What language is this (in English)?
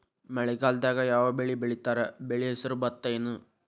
Kannada